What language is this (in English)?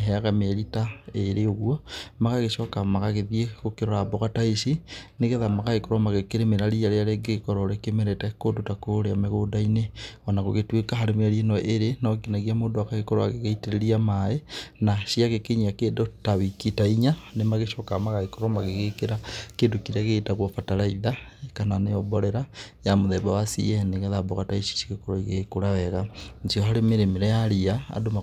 Kikuyu